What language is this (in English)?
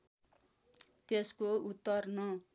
Nepali